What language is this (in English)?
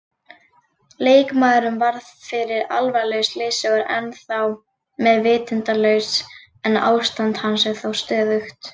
Icelandic